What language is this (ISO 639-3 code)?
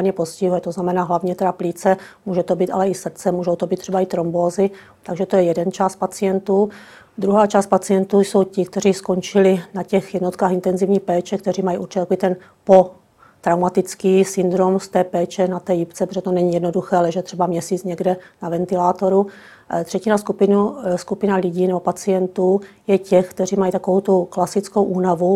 ces